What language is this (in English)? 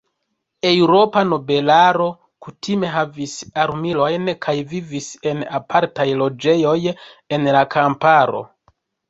Esperanto